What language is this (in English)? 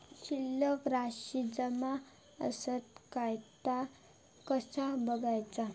Marathi